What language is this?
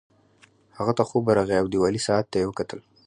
Pashto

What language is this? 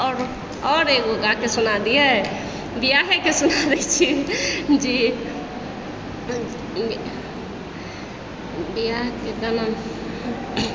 Maithili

